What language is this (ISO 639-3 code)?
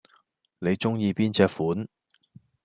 yue